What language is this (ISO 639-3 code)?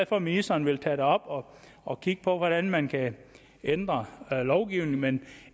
dan